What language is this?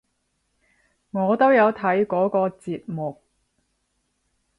Cantonese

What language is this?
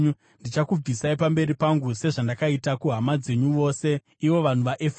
Shona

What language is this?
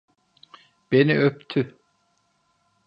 Turkish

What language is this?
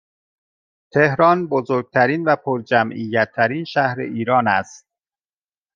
Persian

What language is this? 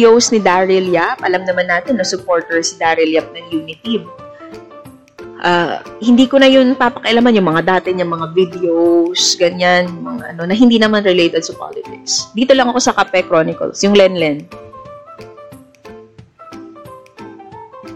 Filipino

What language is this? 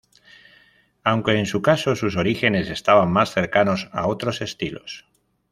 Spanish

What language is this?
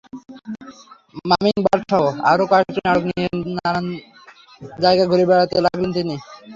Bangla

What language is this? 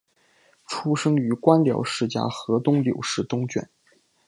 Chinese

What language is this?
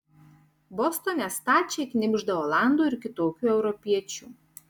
Lithuanian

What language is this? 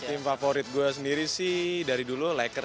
Indonesian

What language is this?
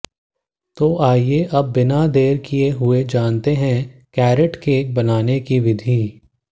Hindi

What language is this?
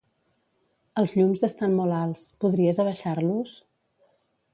Catalan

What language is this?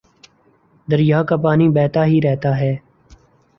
Urdu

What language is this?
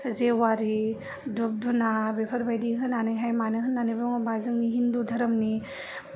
Bodo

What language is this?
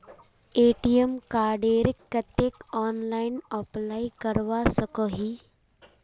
Magahi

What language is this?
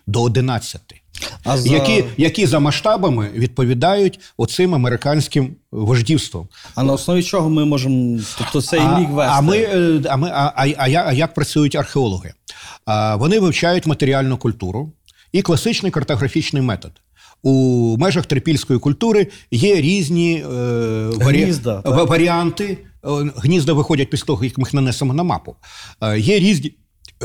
Ukrainian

